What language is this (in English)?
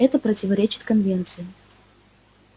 Russian